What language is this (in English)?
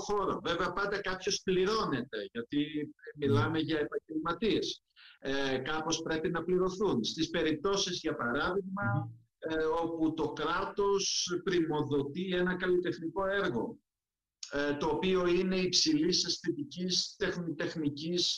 Greek